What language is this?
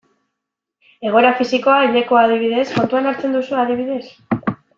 Basque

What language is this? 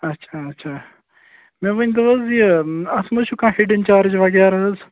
Kashmiri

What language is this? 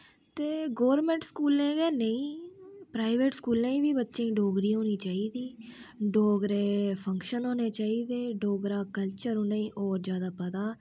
Dogri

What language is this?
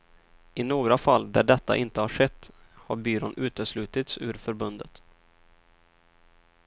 Swedish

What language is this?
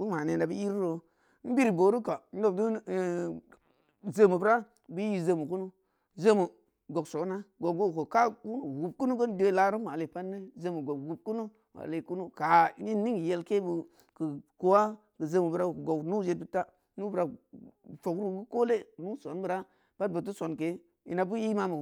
Samba Leko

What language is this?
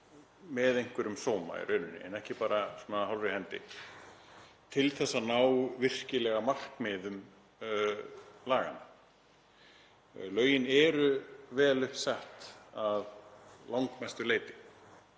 Icelandic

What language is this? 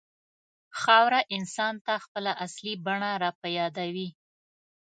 Pashto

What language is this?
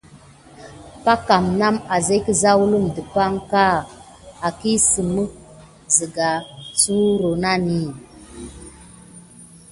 Gidar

